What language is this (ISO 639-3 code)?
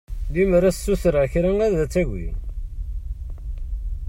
kab